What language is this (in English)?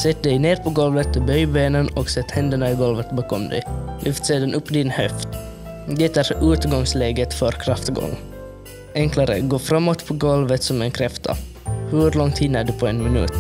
Swedish